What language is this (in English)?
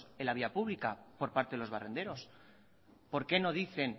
Spanish